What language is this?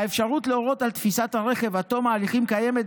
Hebrew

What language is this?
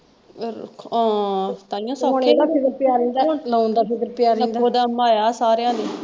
Punjabi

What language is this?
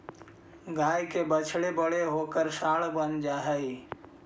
Magahi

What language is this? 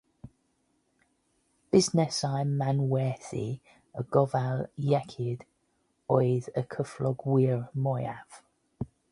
Welsh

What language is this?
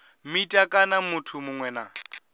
Venda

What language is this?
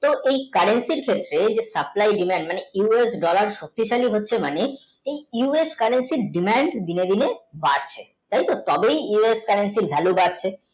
Bangla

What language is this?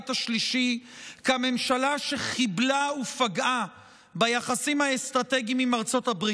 Hebrew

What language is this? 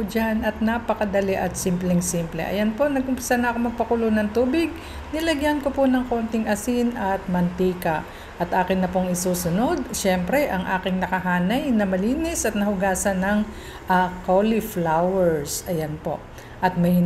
Filipino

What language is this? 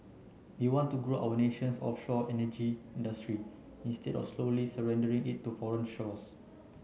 English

